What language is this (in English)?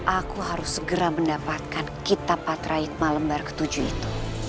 Indonesian